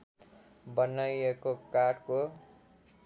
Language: Nepali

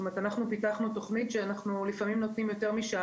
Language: Hebrew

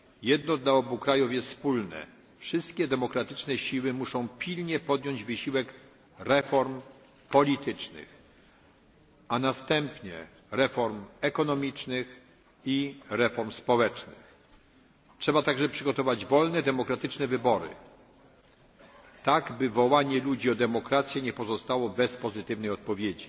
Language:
Polish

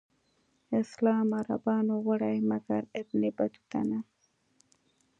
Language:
Pashto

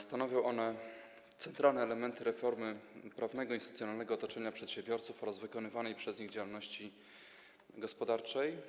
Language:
Polish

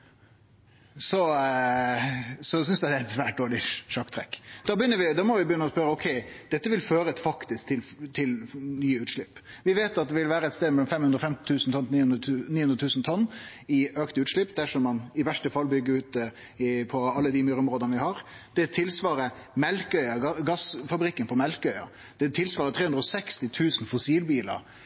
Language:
Norwegian Nynorsk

